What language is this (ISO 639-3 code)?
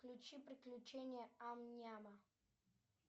rus